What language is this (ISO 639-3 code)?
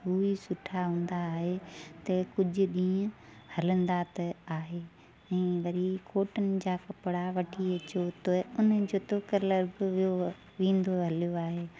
snd